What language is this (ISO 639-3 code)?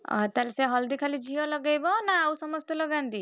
ori